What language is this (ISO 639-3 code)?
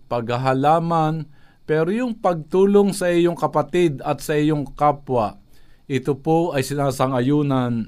fil